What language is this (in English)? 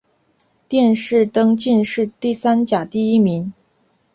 Chinese